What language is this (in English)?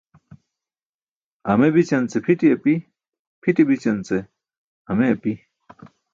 Burushaski